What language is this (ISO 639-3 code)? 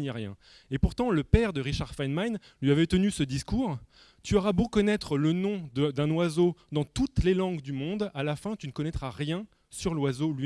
fra